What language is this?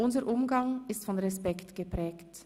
Swiss German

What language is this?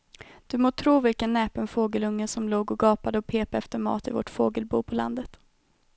Swedish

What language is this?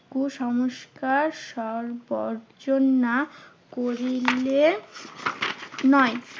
Bangla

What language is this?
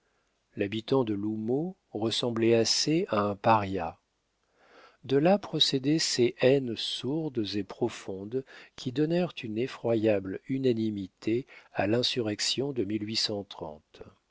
French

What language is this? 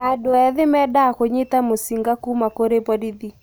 Kikuyu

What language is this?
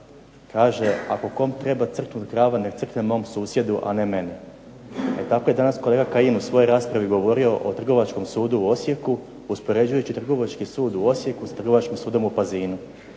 Croatian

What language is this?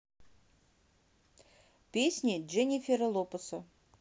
Russian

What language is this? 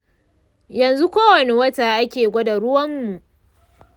Hausa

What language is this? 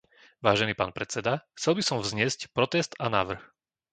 Slovak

